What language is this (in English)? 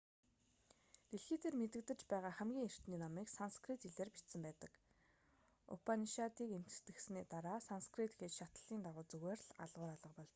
Mongolian